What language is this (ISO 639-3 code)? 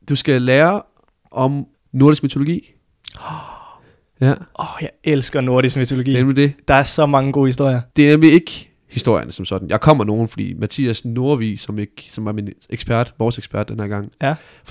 dan